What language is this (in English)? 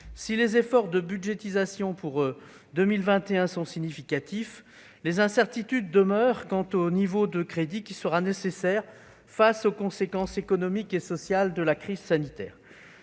French